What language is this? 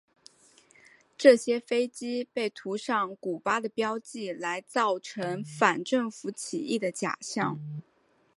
Chinese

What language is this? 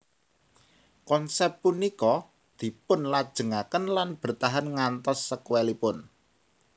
Javanese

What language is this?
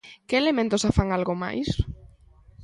Galician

